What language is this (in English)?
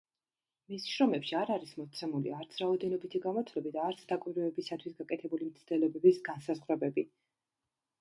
Georgian